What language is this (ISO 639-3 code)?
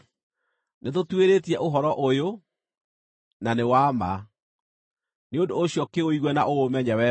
kik